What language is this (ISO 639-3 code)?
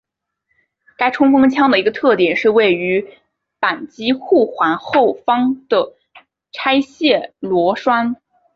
zho